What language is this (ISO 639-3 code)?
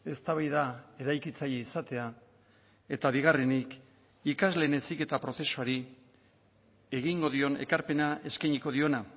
eus